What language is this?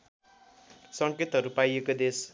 Nepali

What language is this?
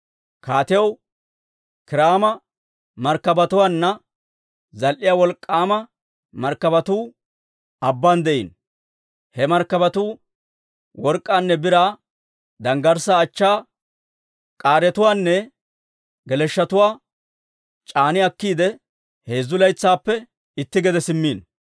Dawro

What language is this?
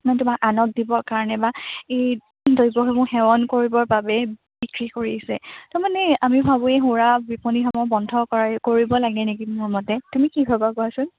Assamese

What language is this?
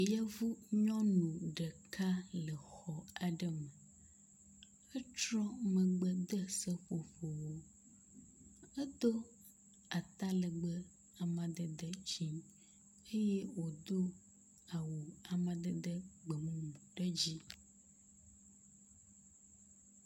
Ewe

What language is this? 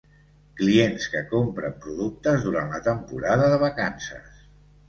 Catalan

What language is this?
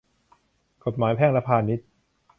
Thai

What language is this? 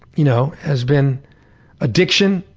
English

